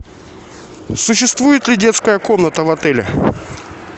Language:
Russian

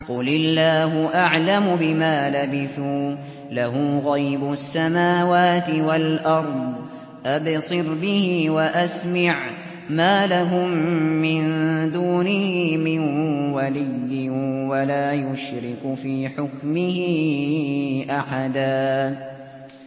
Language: Arabic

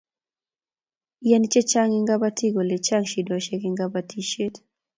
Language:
Kalenjin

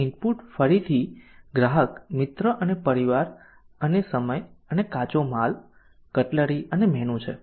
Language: Gujarati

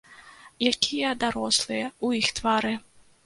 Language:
Belarusian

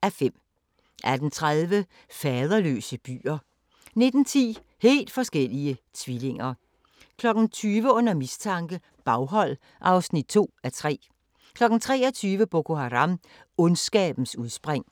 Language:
Danish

